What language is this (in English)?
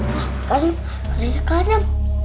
Indonesian